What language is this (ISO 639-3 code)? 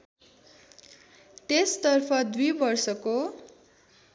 nep